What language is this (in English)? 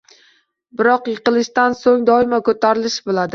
Uzbek